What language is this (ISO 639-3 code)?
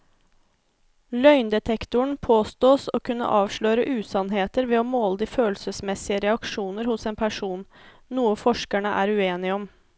nor